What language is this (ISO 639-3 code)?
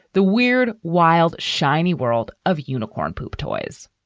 eng